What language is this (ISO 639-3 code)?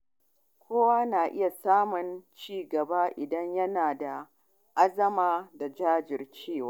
hau